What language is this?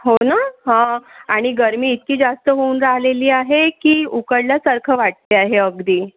Marathi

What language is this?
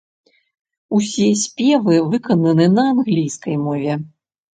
Belarusian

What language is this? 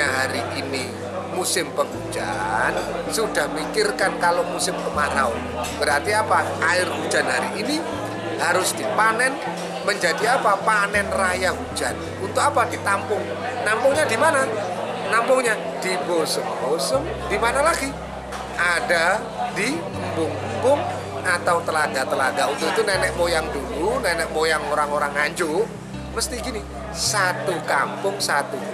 Indonesian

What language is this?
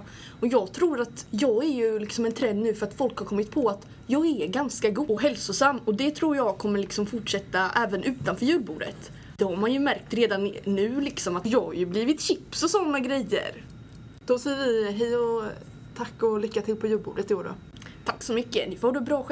Swedish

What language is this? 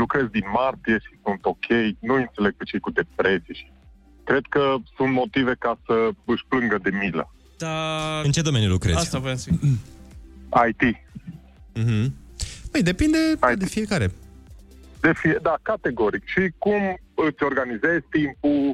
Romanian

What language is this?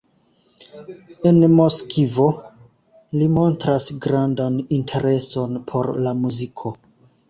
Esperanto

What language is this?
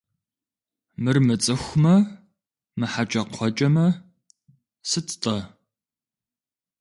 Kabardian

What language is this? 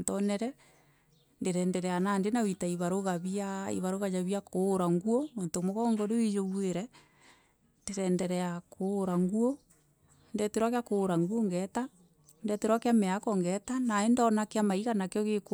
Meru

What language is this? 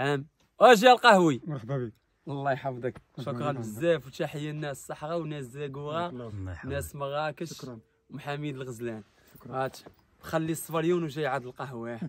Arabic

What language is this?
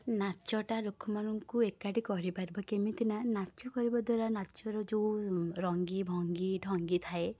Odia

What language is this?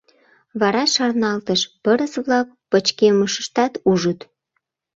Mari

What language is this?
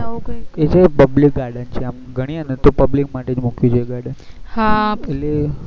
Gujarati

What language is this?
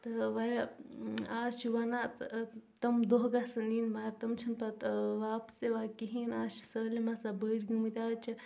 Kashmiri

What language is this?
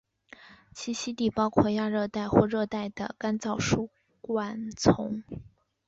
Chinese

